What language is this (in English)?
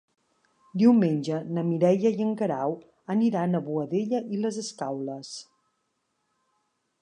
Catalan